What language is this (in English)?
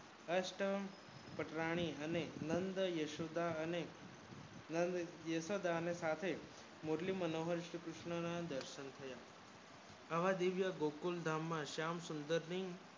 Gujarati